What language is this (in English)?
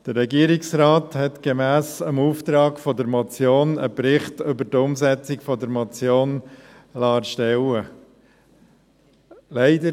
Swiss German